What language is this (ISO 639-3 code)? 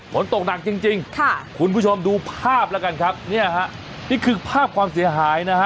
tha